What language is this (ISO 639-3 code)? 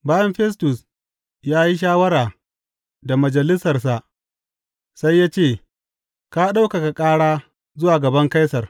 hau